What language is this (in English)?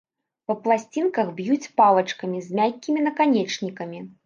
Belarusian